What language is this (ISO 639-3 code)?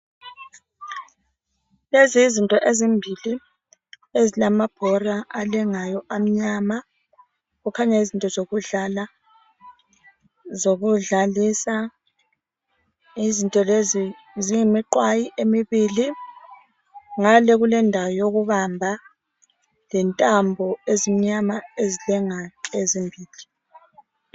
nde